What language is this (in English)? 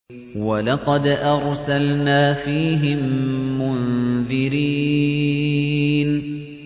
Arabic